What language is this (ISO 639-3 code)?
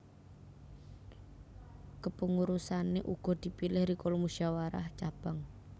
jav